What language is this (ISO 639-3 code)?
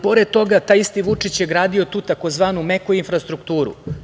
srp